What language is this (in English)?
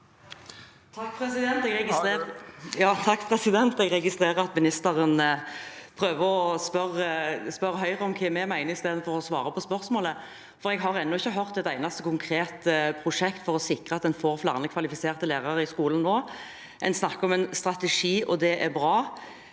Norwegian